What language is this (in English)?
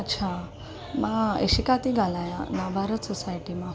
Sindhi